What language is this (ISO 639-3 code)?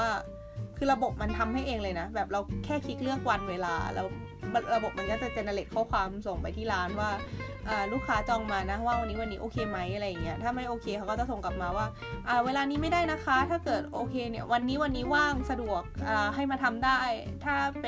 tha